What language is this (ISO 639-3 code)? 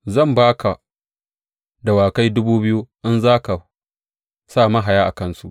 hau